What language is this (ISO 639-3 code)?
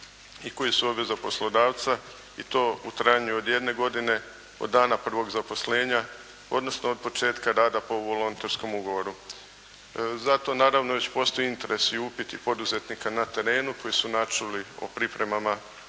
hrv